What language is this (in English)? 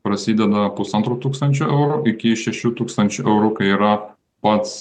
Lithuanian